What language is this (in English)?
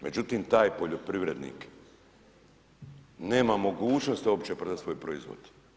Croatian